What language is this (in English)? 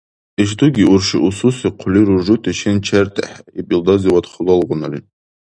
Dargwa